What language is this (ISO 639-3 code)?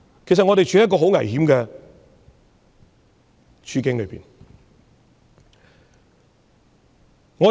yue